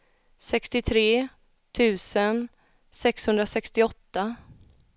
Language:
Swedish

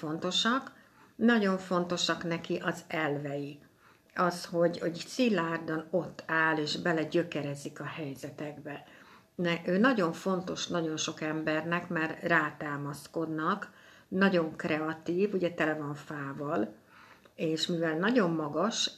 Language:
Hungarian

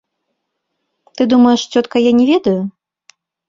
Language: Belarusian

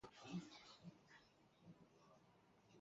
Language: Chinese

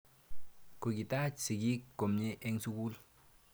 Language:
Kalenjin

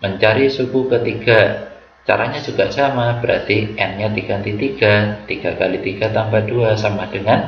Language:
Indonesian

